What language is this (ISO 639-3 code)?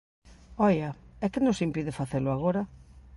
glg